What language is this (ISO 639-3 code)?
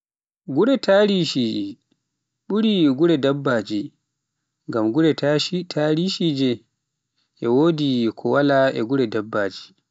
fuf